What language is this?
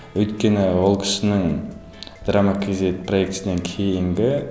Kazakh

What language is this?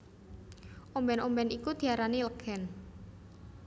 Javanese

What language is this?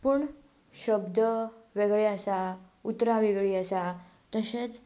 Konkani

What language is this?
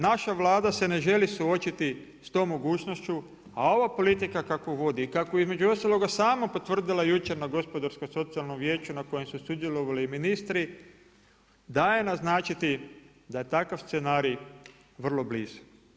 Croatian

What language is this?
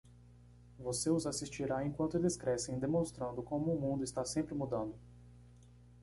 Portuguese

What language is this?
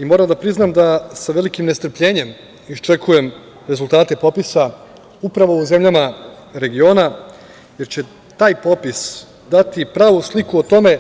Serbian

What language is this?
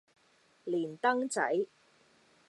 Cantonese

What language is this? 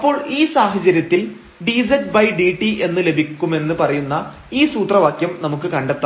Malayalam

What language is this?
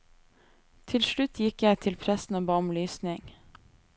Norwegian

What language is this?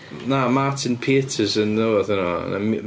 Welsh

